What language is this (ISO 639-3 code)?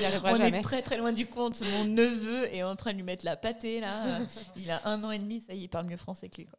fra